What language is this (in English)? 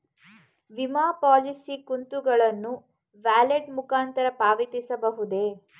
Kannada